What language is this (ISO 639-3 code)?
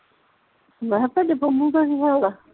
pan